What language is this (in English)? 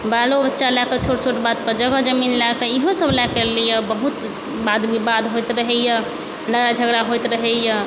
Maithili